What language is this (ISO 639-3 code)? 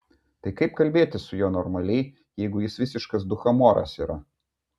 lit